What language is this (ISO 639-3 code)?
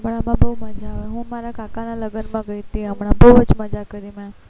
guj